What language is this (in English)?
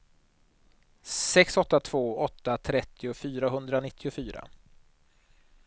Swedish